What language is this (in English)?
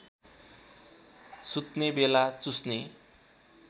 Nepali